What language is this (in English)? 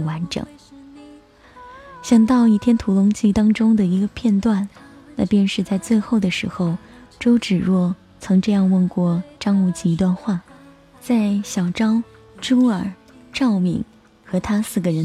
Chinese